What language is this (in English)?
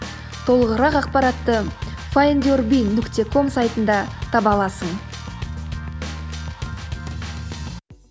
Kazakh